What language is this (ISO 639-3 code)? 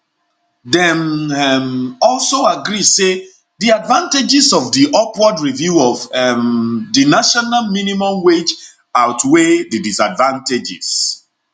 pcm